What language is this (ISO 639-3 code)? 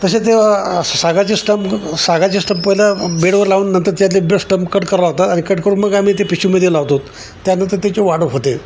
mar